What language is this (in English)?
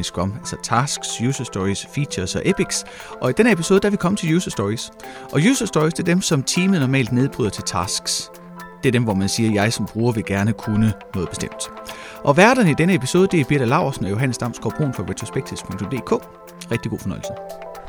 Danish